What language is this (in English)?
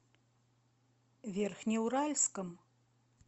Russian